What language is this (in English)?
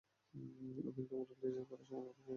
Bangla